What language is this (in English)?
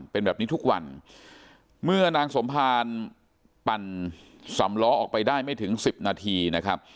Thai